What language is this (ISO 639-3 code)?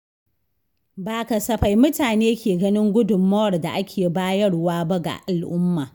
hau